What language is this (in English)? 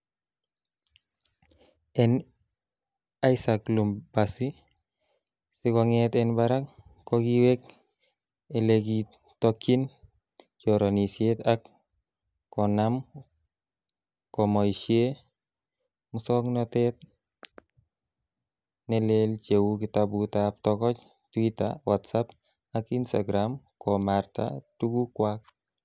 Kalenjin